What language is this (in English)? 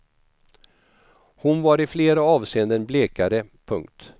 Swedish